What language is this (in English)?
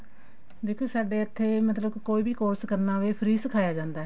Punjabi